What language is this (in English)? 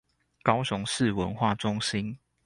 Chinese